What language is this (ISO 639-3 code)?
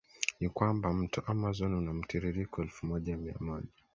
swa